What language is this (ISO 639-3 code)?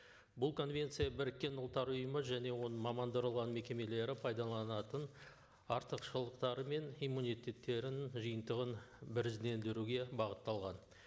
kaz